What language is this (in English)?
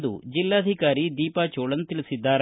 Kannada